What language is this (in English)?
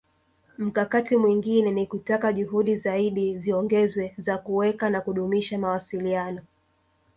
Swahili